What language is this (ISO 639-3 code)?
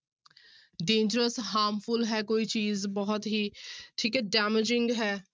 pan